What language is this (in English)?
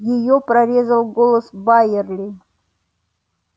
Russian